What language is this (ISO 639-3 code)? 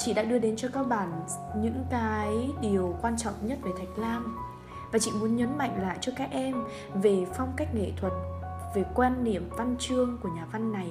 vie